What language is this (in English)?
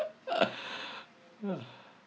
English